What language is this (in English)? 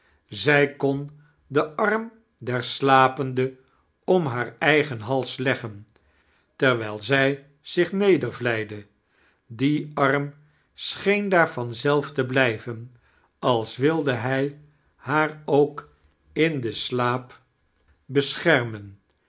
Dutch